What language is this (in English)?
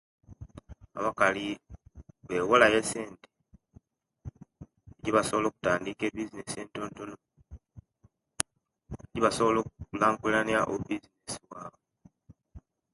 Kenyi